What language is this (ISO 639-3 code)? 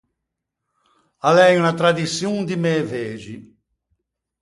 lij